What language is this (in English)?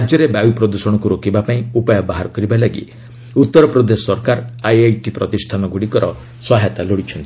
Odia